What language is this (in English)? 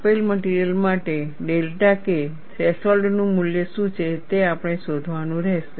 Gujarati